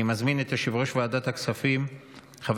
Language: Hebrew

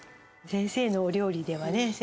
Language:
Japanese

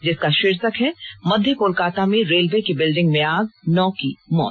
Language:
Hindi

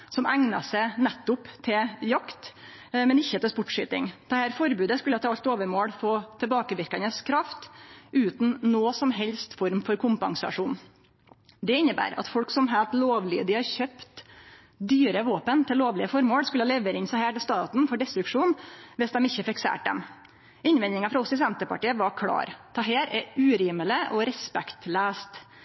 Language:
Norwegian Nynorsk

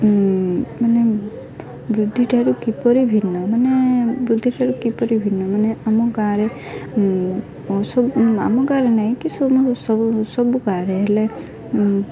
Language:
Odia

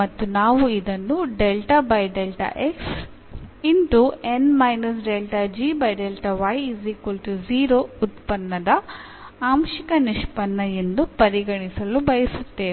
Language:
Kannada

